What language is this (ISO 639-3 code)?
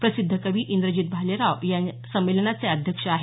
mar